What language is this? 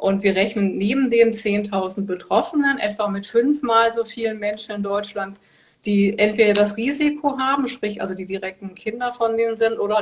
German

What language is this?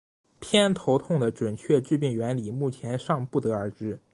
Chinese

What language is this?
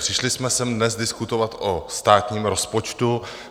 Czech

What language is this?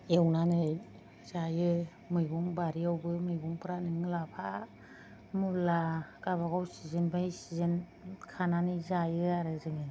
Bodo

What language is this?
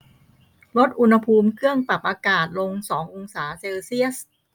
Thai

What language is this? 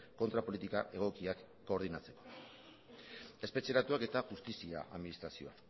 Basque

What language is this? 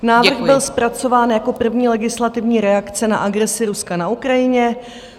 Czech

